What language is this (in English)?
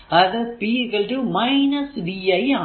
Malayalam